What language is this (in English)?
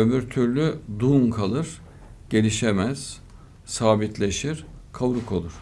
Turkish